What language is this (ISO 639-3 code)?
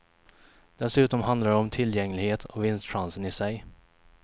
swe